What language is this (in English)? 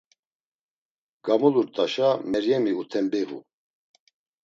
Laz